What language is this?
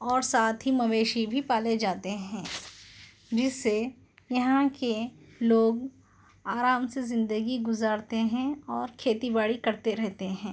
Urdu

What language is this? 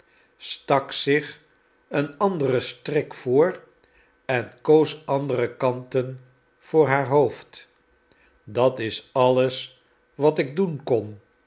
Dutch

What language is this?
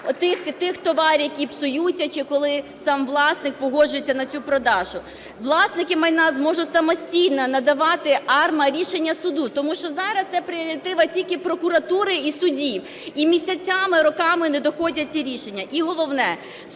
Ukrainian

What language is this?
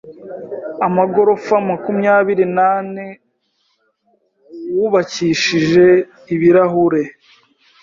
Kinyarwanda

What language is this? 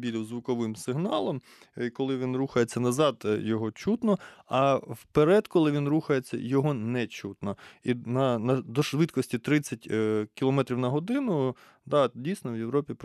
Ukrainian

